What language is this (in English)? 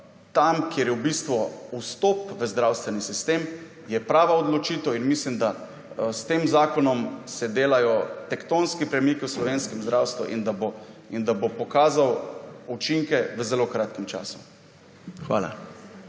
Slovenian